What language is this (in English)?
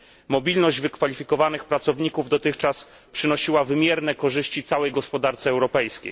Polish